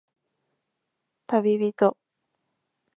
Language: Japanese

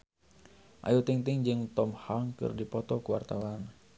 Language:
Sundanese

